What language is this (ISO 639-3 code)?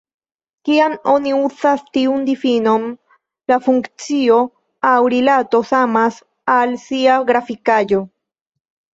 epo